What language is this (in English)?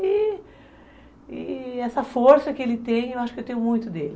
Portuguese